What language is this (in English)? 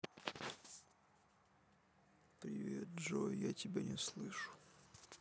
Russian